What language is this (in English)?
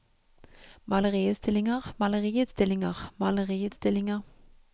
Norwegian